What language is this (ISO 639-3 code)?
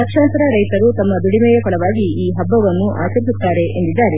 kan